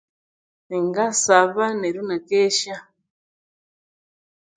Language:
Konzo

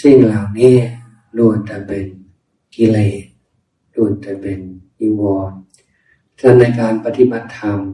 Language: Thai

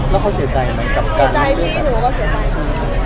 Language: Thai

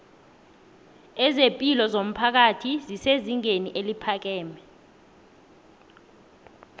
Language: South Ndebele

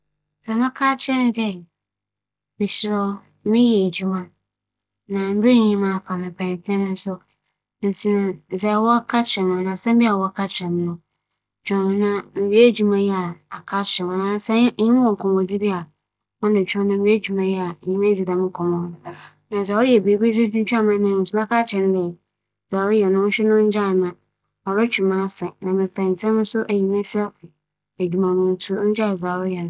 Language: Akan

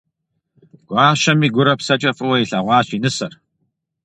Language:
Kabardian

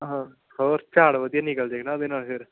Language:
Punjabi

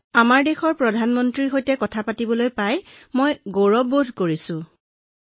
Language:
Assamese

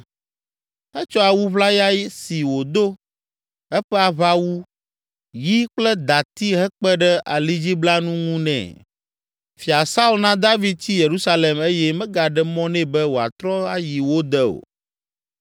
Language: Ewe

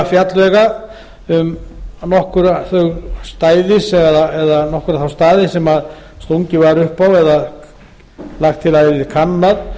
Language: Icelandic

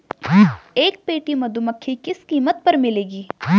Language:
Hindi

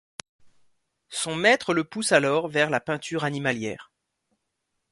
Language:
French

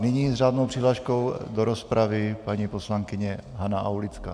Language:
Czech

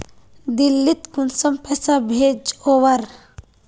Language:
Magahi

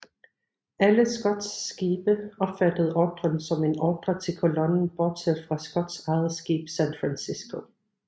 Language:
Danish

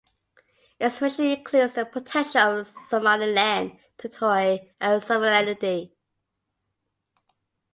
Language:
English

